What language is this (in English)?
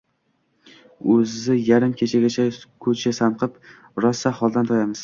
Uzbek